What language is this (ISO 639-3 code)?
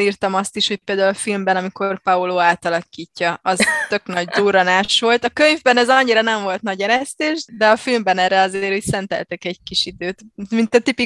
hun